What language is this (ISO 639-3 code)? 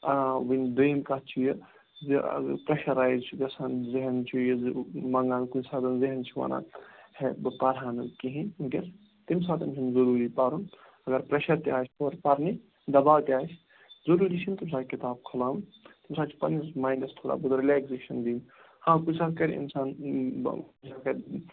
kas